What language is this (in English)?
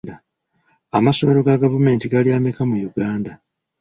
Ganda